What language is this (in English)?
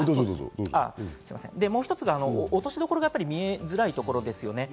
Japanese